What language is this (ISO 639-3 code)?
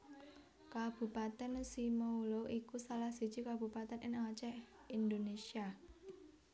jav